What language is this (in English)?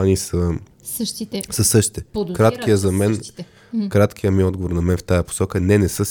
Bulgarian